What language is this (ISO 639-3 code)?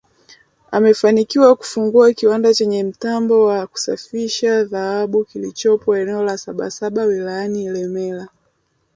swa